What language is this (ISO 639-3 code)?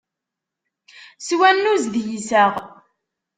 kab